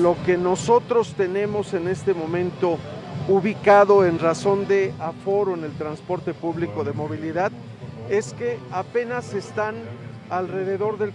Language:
Spanish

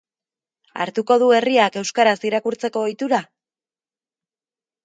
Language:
Basque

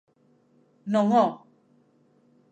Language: Galician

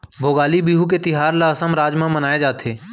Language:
Chhattisgarhi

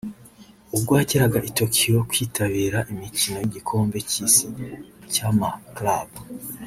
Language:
Kinyarwanda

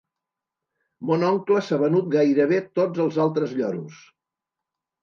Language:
Catalan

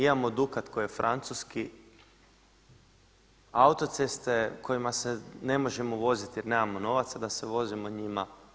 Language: Croatian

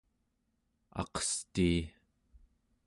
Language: Central Yupik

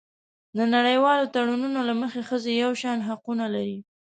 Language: Pashto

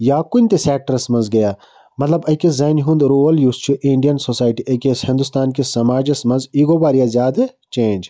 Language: Kashmiri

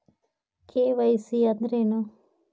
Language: Kannada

